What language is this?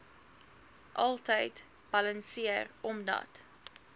Afrikaans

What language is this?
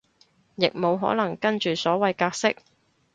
Cantonese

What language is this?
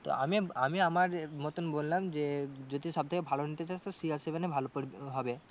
Bangla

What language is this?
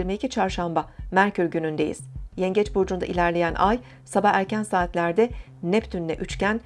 Turkish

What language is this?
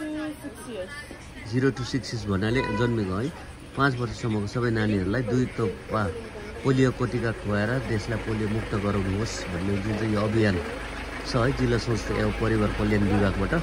Romanian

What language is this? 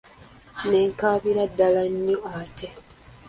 Ganda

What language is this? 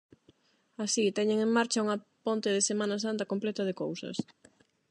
Galician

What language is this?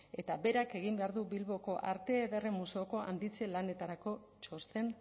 Basque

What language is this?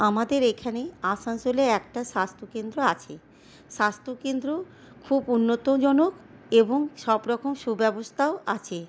Bangla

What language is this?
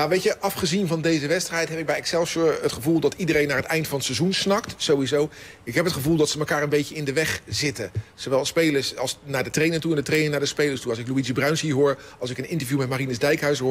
Dutch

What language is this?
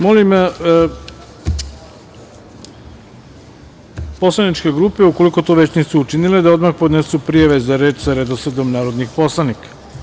Serbian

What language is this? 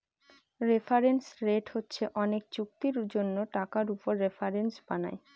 Bangla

